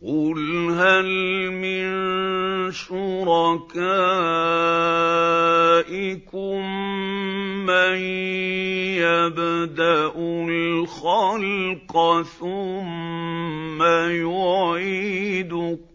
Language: Arabic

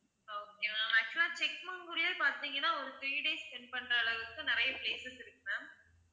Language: Tamil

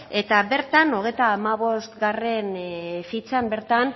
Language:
Basque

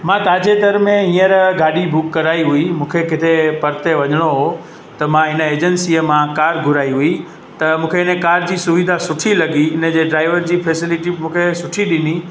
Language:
Sindhi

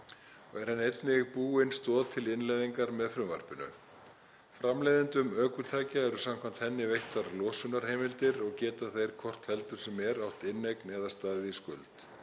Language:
Icelandic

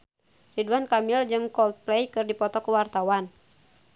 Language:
Sundanese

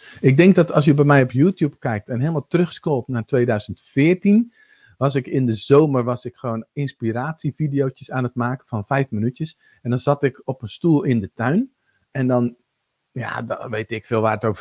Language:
Dutch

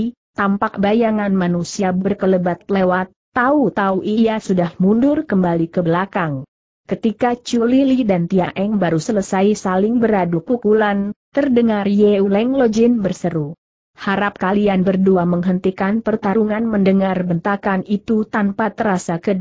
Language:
Indonesian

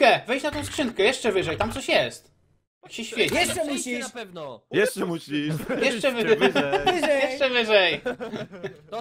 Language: Polish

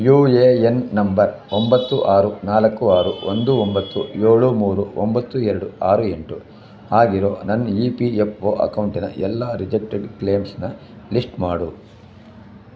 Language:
Kannada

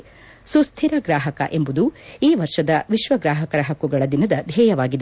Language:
Kannada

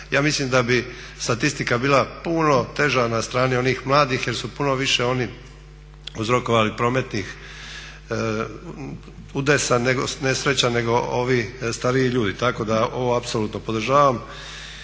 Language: Croatian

